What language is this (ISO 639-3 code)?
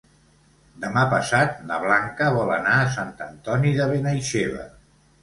cat